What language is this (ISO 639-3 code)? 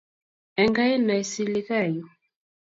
kln